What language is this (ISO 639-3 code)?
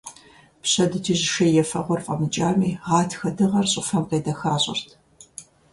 kbd